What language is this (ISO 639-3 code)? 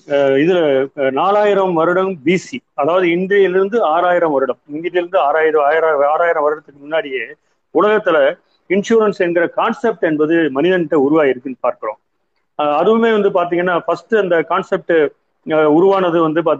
tam